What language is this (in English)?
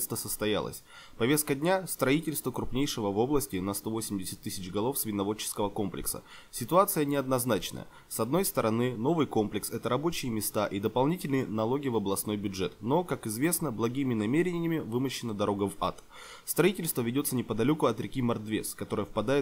Russian